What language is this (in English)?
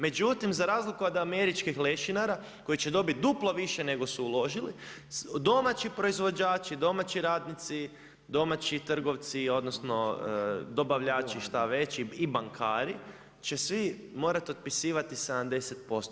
Croatian